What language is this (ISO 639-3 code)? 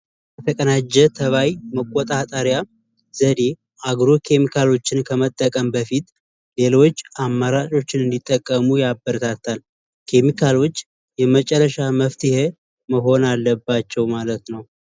amh